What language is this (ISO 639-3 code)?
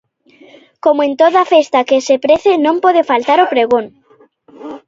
glg